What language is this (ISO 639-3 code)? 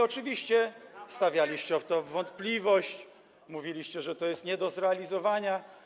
pol